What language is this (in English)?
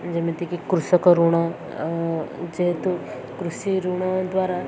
Odia